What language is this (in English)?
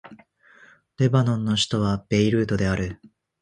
Japanese